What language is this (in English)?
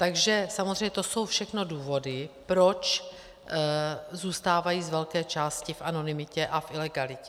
Czech